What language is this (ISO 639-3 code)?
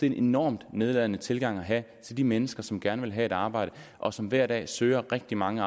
dan